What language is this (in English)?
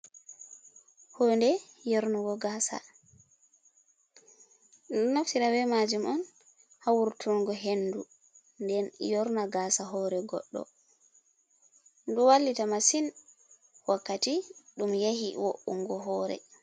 Fula